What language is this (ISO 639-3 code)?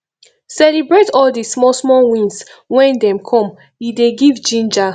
pcm